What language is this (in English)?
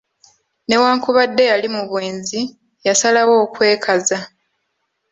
Ganda